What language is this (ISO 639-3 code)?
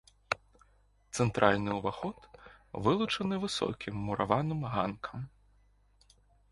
bel